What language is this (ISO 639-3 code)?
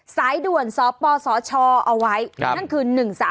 tha